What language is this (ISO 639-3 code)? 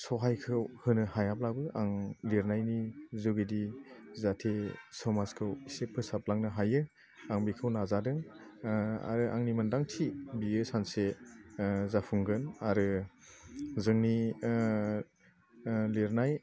brx